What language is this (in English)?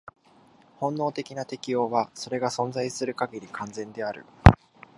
Japanese